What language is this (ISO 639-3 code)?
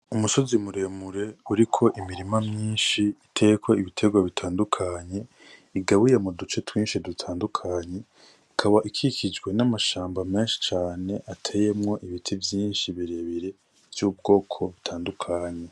run